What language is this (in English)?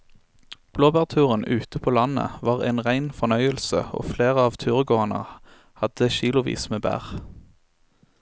Norwegian